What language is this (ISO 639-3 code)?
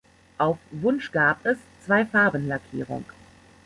deu